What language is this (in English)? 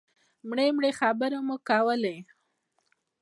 Pashto